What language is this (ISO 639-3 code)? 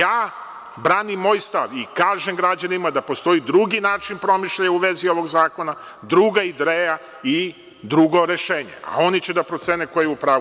srp